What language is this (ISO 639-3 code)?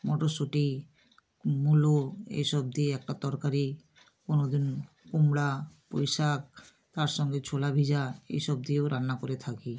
ben